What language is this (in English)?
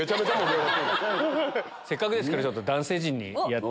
Japanese